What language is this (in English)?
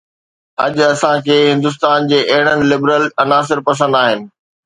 Sindhi